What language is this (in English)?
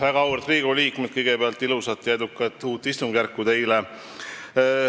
Estonian